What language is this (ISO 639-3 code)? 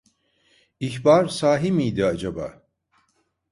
tur